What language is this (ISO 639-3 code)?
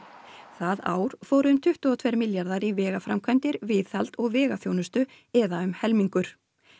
isl